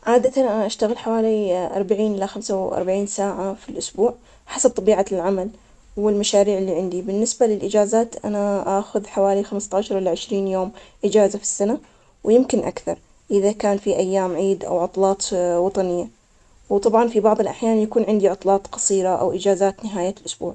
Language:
Omani Arabic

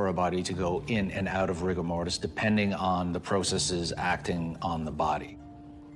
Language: English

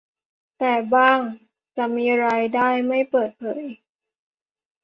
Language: Thai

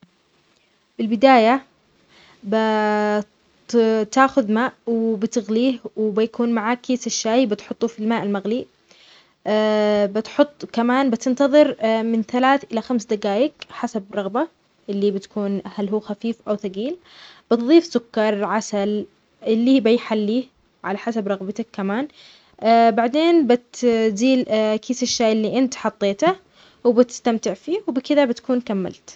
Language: Omani Arabic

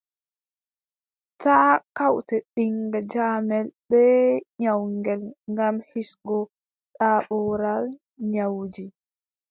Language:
Adamawa Fulfulde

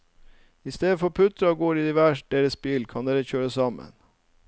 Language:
Norwegian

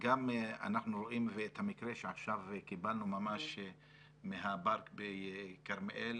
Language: Hebrew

